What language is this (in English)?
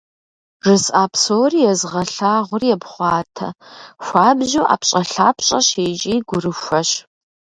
Kabardian